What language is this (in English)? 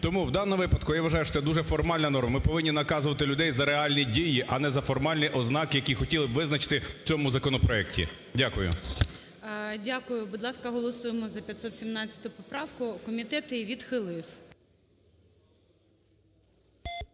Ukrainian